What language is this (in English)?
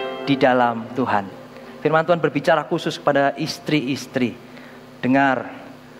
Indonesian